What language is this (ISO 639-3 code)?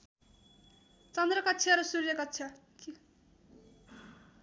nep